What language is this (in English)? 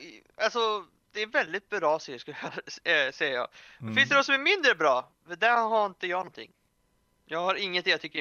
Swedish